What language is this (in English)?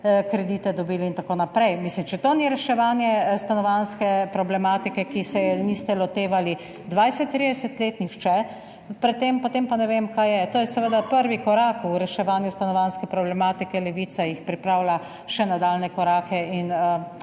Slovenian